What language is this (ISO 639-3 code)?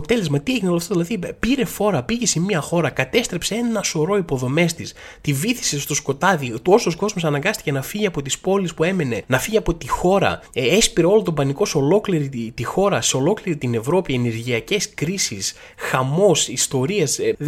ell